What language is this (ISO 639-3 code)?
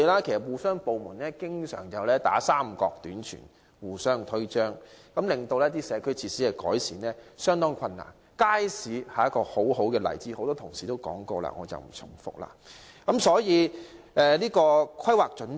yue